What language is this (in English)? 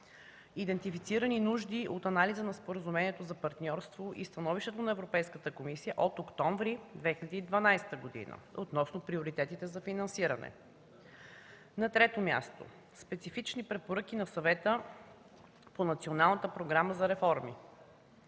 Bulgarian